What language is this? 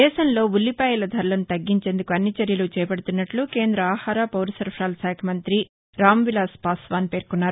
Telugu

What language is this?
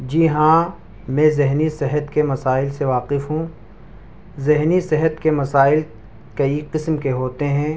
Urdu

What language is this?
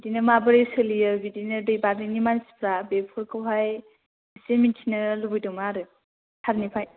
Bodo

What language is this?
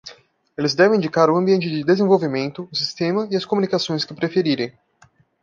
Portuguese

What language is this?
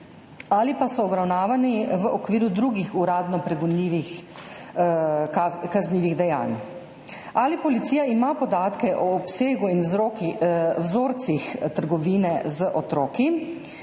Slovenian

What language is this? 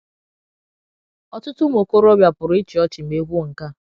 Igbo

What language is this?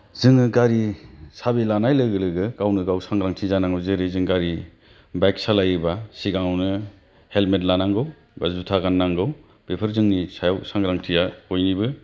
Bodo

